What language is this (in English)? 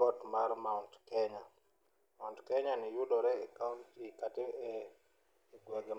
Luo (Kenya and Tanzania)